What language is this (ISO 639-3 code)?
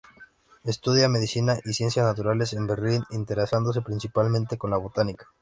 spa